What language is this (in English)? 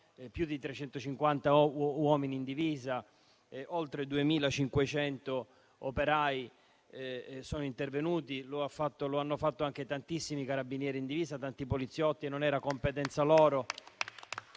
Italian